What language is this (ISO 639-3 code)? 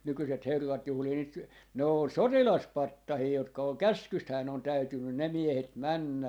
fin